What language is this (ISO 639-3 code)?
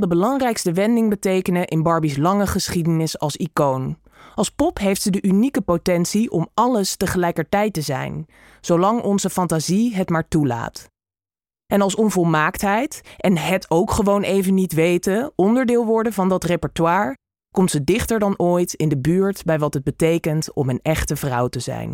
nld